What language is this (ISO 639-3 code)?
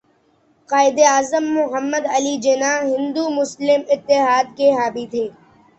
urd